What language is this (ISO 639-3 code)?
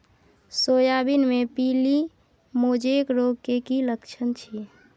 mai